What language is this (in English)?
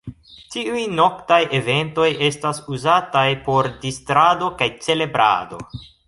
Esperanto